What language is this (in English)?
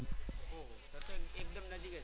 Gujarati